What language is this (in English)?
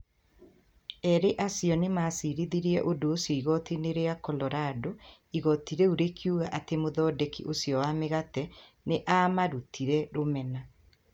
Kikuyu